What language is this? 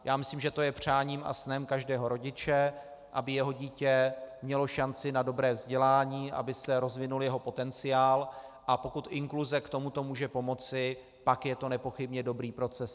Czech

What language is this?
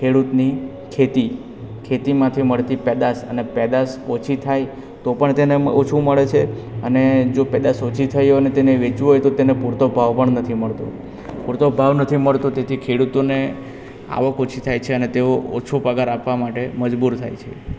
Gujarati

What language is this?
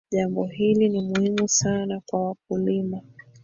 Swahili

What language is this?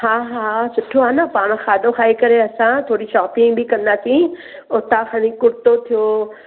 Sindhi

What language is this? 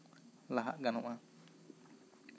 Santali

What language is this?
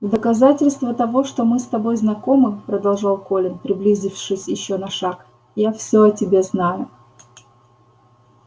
Russian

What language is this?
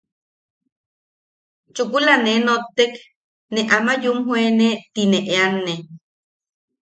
Yaqui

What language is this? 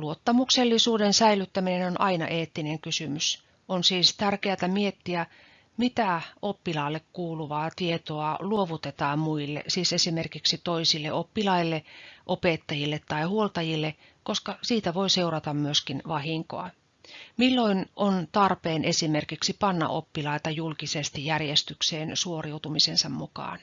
Finnish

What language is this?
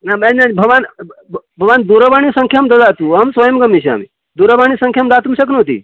Sanskrit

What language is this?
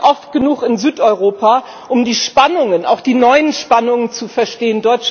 German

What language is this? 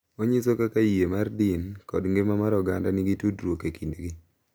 Luo (Kenya and Tanzania)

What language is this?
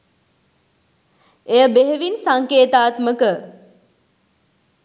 Sinhala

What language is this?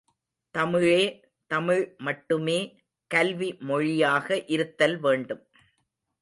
Tamil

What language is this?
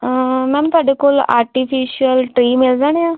Punjabi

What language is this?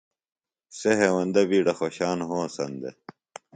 Phalura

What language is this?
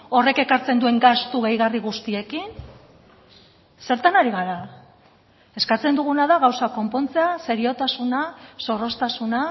Basque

